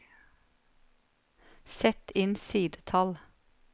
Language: Norwegian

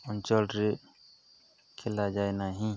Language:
Odia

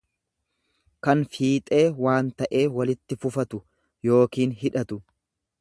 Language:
Oromo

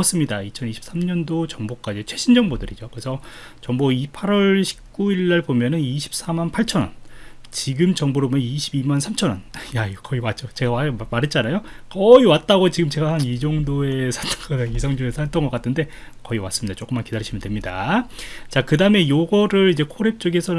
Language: Korean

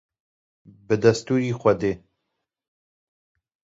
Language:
Kurdish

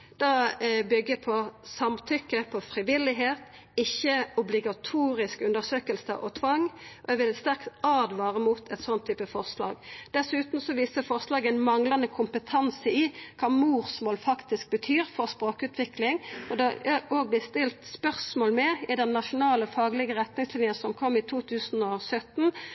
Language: Norwegian Nynorsk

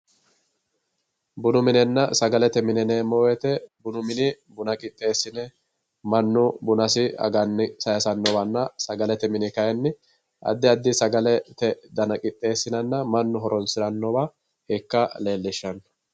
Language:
Sidamo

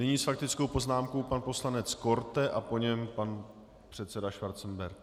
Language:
Czech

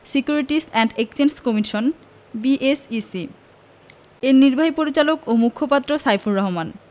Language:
Bangla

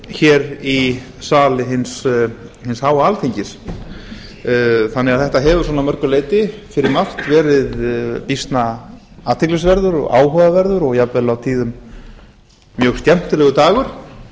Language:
Icelandic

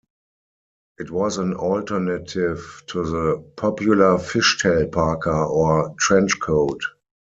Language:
English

